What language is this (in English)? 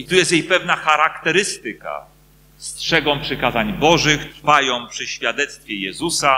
Polish